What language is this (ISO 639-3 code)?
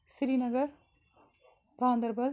kas